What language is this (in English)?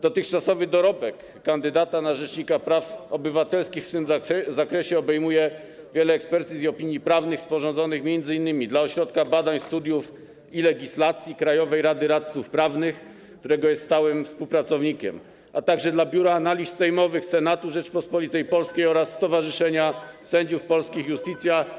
Polish